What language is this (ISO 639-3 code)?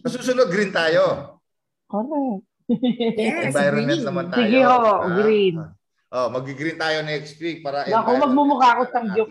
fil